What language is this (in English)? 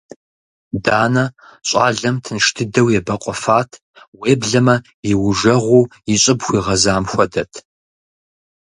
Kabardian